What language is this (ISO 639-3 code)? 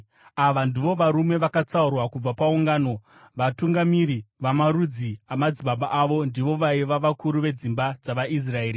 sna